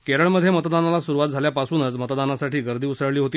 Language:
Marathi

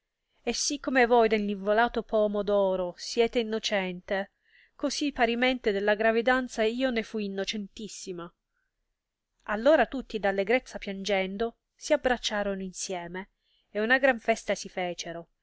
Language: Italian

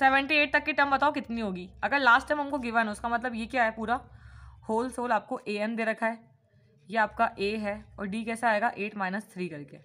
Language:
Hindi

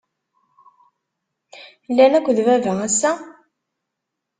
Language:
Kabyle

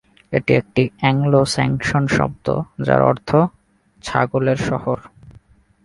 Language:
Bangla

